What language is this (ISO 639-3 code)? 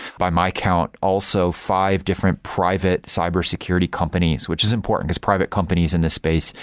eng